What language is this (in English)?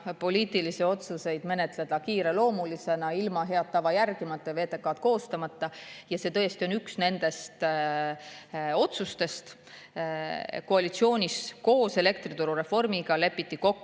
Estonian